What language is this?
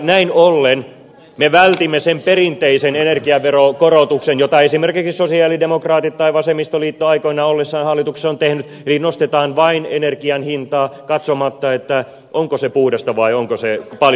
Finnish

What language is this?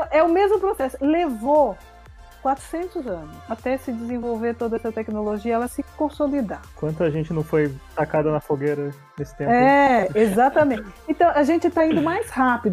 Portuguese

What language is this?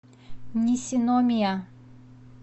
Russian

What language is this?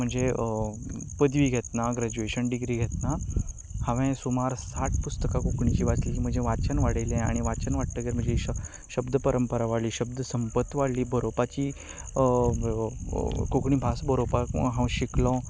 Konkani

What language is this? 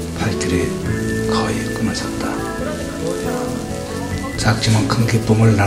Korean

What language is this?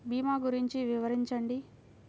Telugu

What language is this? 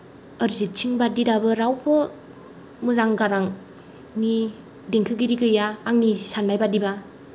Bodo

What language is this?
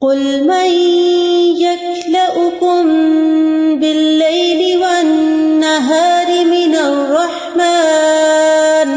Urdu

